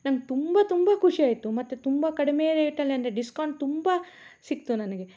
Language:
Kannada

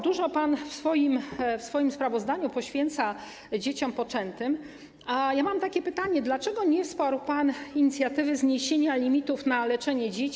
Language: Polish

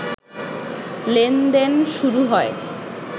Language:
Bangla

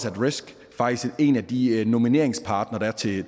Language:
Danish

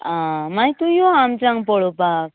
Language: Konkani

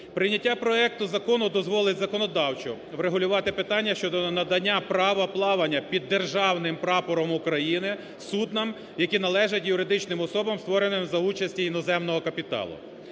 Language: Ukrainian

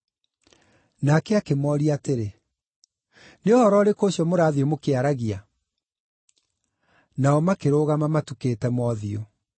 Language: Kikuyu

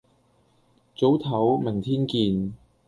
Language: Cantonese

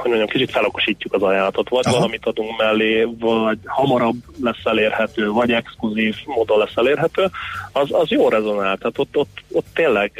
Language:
Hungarian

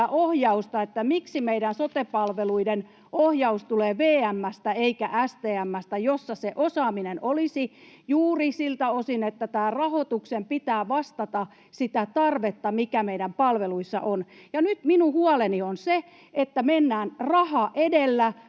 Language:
Finnish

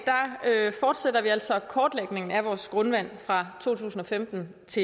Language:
Danish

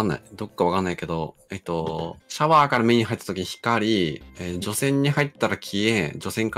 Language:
Japanese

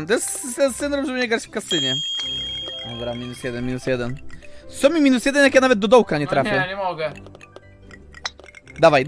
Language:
Polish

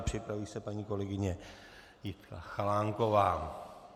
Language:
Czech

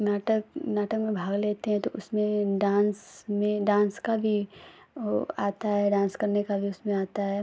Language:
Hindi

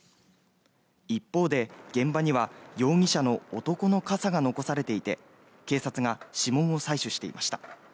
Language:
Japanese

